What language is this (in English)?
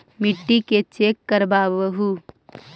Magahi